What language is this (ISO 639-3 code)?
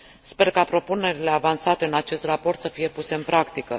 ron